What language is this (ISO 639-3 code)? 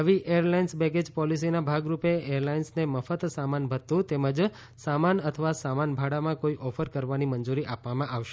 guj